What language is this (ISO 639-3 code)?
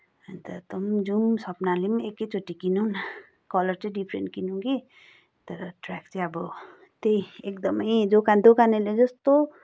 nep